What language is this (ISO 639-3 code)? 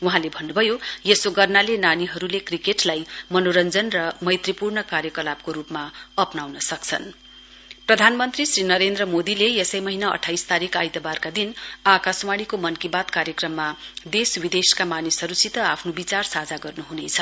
nep